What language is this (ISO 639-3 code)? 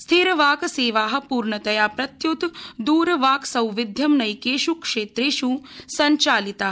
san